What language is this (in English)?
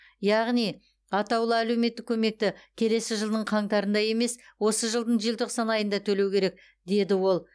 Kazakh